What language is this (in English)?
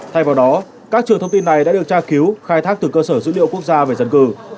Vietnamese